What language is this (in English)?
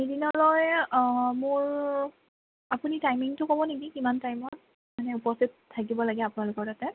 Assamese